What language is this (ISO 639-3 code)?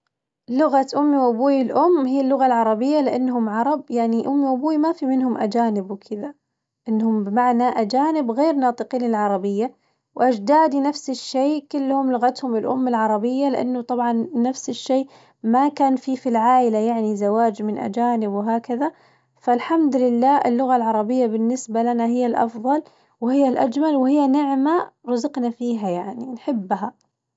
ars